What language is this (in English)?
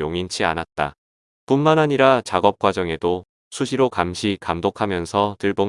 Korean